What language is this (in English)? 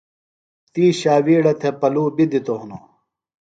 Phalura